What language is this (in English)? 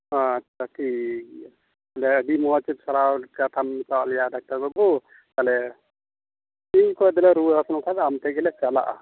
Santali